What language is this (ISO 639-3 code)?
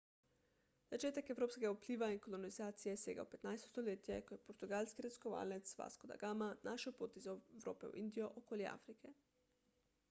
slv